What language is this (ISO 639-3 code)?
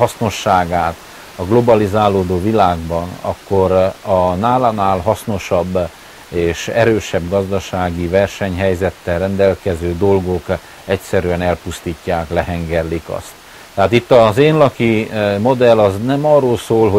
hun